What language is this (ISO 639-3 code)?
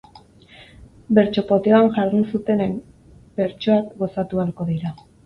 eus